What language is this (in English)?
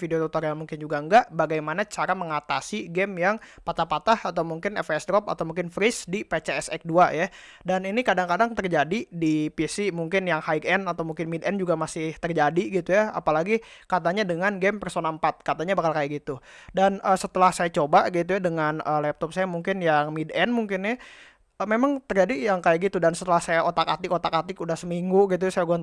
Indonesian